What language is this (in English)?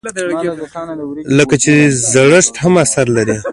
Pashto